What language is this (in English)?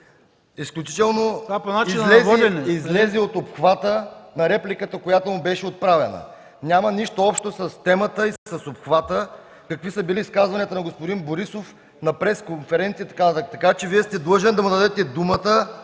Bulgarian